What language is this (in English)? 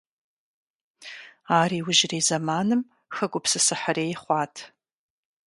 Kabardian